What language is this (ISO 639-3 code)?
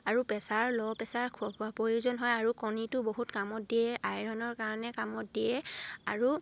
asm